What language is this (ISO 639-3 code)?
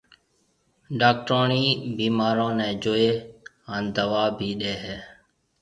mve